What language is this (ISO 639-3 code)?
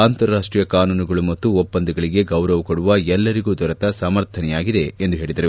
kan